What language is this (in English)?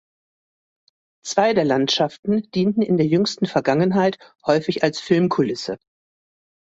German